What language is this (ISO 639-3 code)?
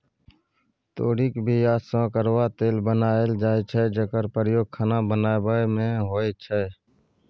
mai